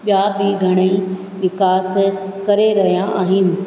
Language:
Sindhi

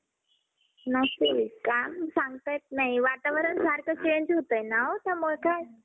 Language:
Marathi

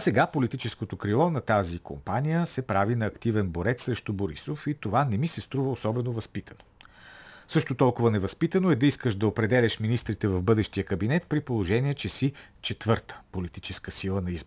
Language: Bulgarian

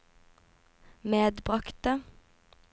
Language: Norwegian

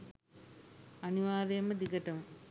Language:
Sinhala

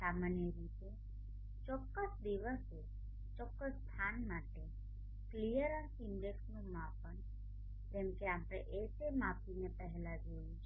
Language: Gujarati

